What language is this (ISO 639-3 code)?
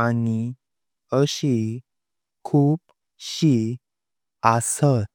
kok